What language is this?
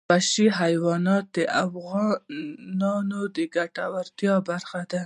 Pashto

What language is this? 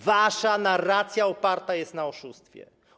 Polish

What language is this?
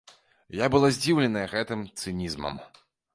Belarusian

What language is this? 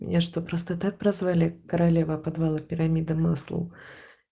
Russian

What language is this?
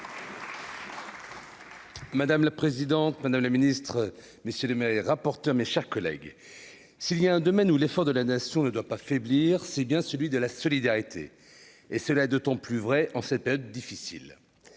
French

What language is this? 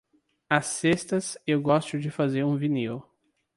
Portuguese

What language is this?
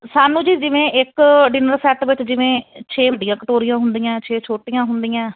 Punjabi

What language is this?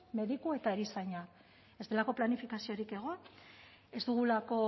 Basque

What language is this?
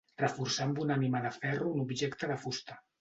Catalan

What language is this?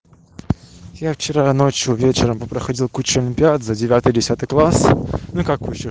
Russian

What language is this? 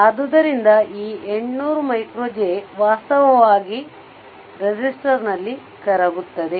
Kannada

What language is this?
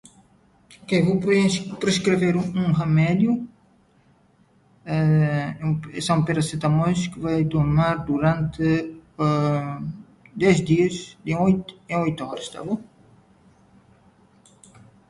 Portuguese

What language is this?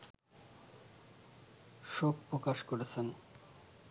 Bangla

